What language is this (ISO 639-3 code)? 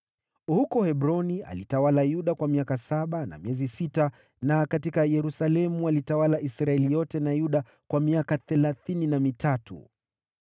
swa